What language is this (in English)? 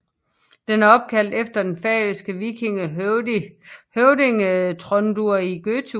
Danish